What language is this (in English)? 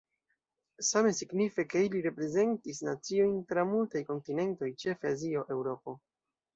Esperanto